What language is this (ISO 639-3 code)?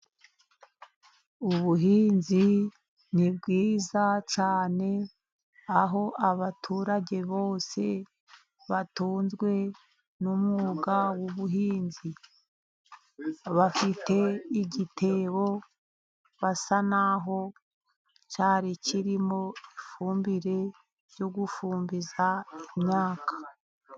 kin